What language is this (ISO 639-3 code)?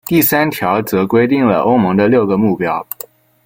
zho